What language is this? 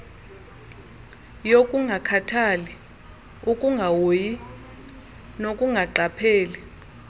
Xhosa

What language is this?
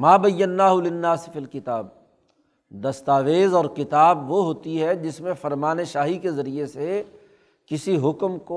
Urdu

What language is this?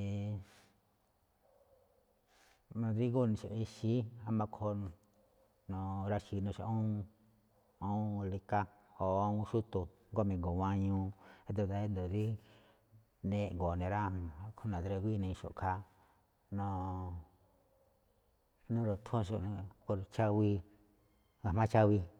Malinaltepec Me'phaa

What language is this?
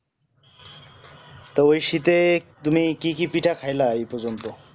Bangla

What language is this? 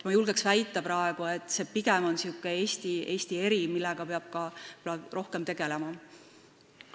Estonian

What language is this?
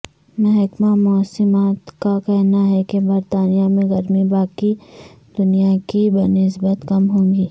Urdu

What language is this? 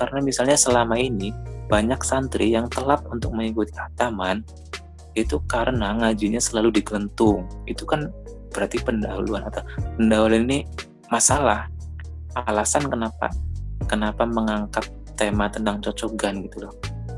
Indonesian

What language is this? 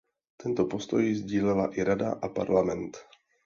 Czech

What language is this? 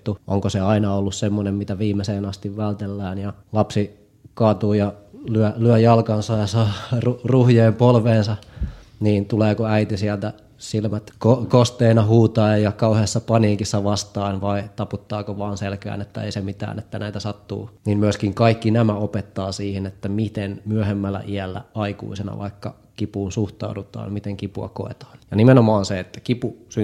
Finnish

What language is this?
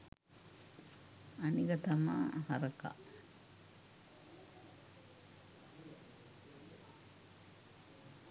Sinhala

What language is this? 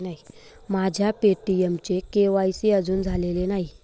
Marathi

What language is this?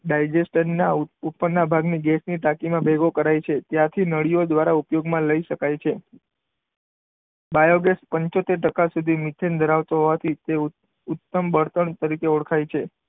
Gujarati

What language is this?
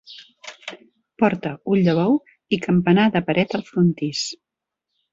Catalan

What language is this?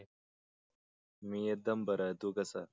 Marathi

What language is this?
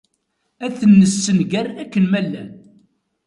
Kabyle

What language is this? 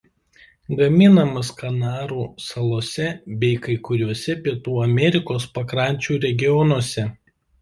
Lithuanian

